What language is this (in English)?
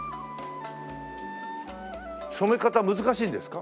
Japanese